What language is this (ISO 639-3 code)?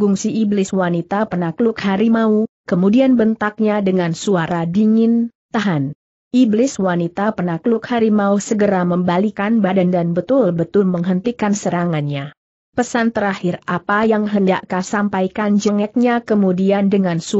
ind